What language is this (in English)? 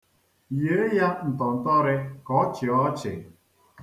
Igbo